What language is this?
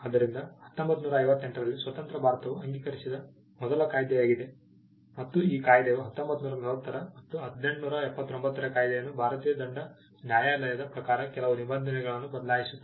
Kannada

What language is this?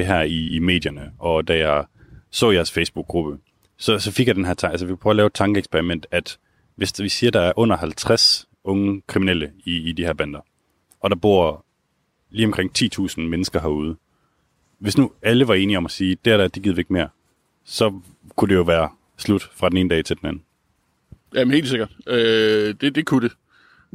Danish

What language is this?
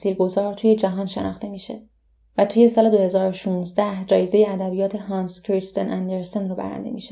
Persian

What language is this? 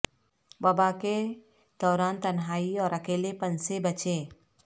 Urdu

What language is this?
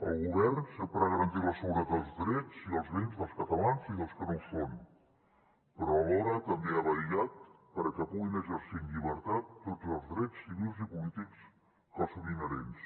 Catalan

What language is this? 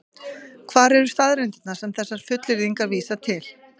Icelandic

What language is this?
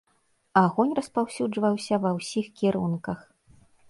Belarusian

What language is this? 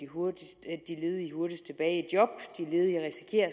Danish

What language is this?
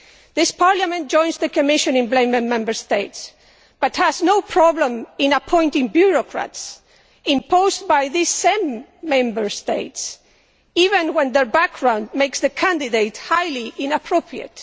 English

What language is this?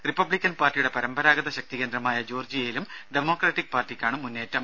Malayalam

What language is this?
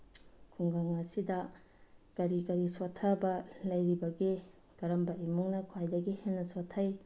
Manipuri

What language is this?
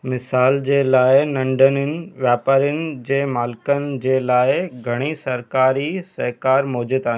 Sindhi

